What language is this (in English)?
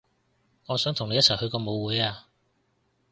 Cantonese